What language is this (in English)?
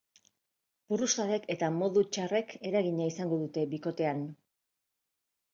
Basque